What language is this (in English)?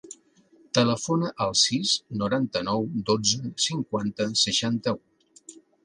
Catalan